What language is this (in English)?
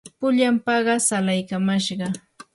Yanahuanca Pasco Quechua